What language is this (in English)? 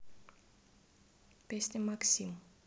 Russian